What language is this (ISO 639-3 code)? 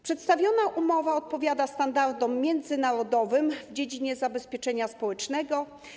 pol